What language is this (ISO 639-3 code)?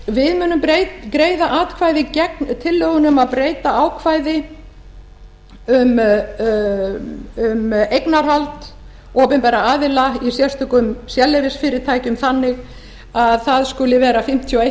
isl